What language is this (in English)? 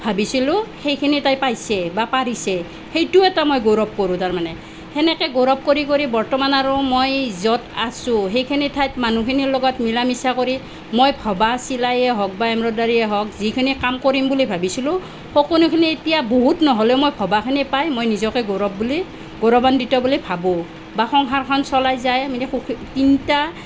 Assamese